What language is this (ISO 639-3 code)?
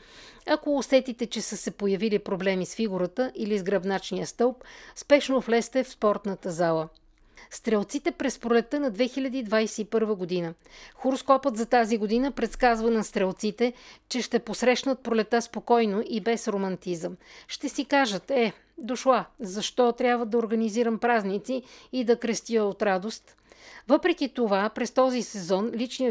bul